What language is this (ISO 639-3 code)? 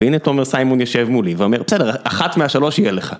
heb